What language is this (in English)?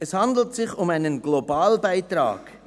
Swiss German